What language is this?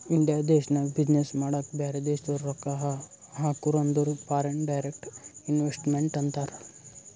Kannada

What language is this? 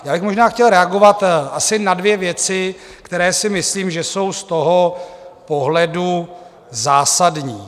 Czech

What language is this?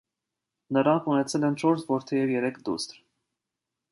Armenian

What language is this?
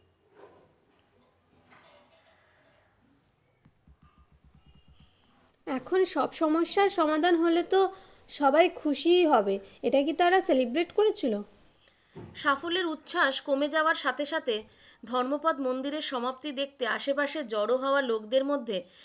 Bangla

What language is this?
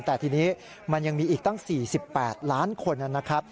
Thai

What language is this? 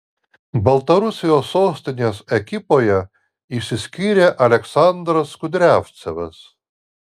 Lithuanian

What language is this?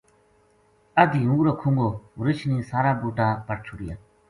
Gujari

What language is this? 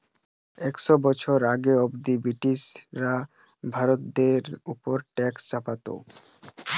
Bangla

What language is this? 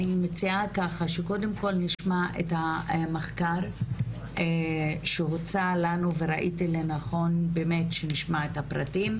Hebrew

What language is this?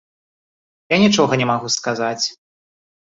Belarusian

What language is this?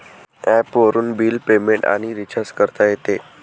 Marathi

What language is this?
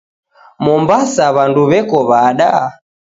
Taita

